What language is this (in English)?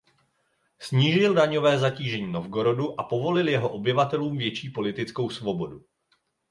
Czech